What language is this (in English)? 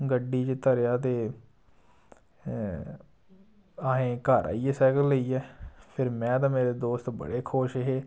Dogri